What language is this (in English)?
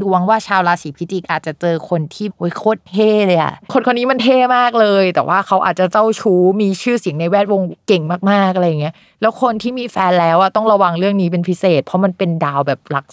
Thai